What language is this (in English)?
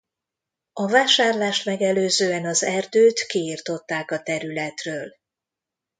Hungarian